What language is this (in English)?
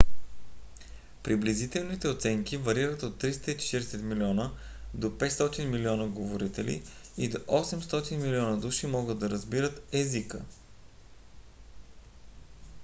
Bulgarian